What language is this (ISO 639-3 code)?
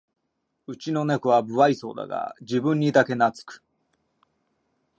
jpn